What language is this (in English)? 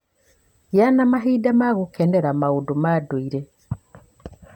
Kikuyu